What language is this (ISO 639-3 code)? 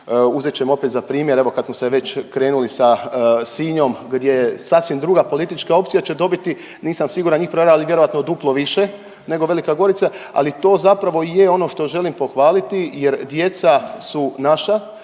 hrv